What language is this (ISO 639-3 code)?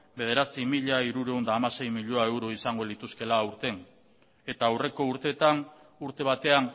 eus